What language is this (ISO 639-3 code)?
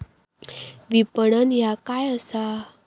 mar